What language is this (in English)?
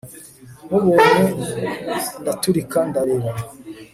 Kinyarwanda